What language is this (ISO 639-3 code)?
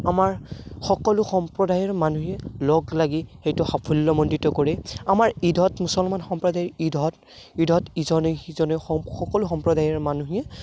asm